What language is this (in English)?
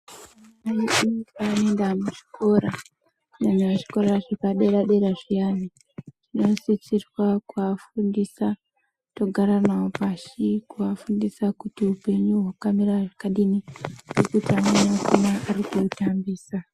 Ndau